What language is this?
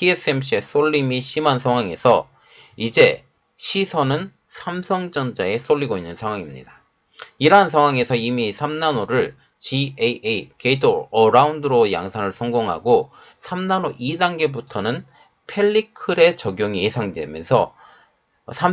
Korean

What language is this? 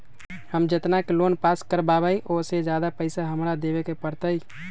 Magahi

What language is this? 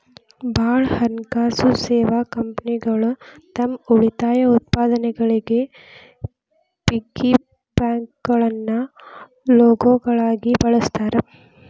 Kannada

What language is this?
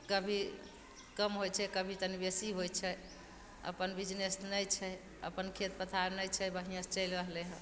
Maithili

